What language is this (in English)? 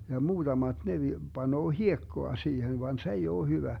Finnish